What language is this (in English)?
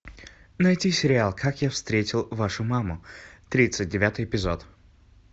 Russian